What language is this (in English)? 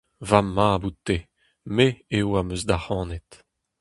Breton